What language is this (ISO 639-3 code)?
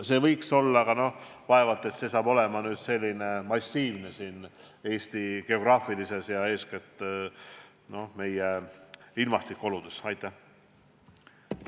est